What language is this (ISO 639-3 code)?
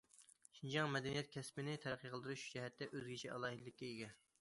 uig